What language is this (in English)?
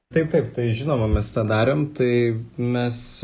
Lithuanian